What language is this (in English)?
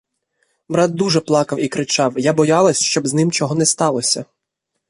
Ukrainian